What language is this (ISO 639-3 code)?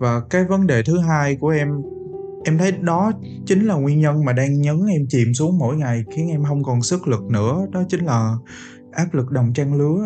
vie